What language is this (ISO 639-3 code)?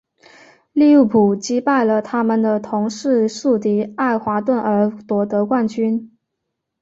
zho